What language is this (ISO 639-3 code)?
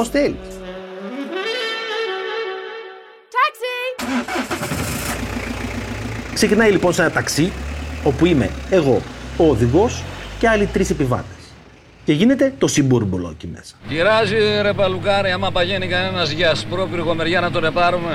ell